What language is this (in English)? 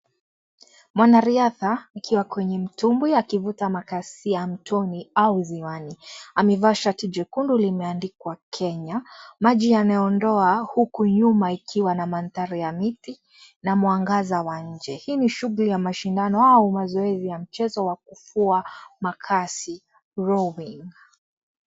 Swahili